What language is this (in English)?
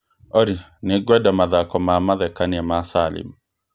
Kikuyu